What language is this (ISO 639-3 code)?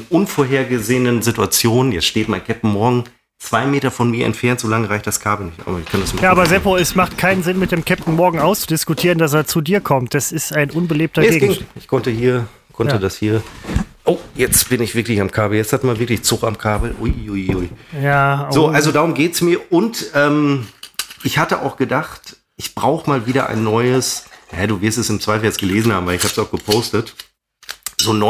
deu